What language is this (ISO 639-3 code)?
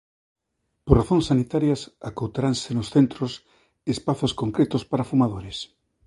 glg